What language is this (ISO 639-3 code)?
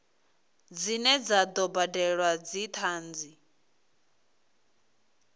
ven